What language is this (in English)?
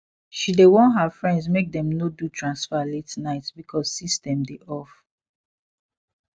Nigerian Pidgin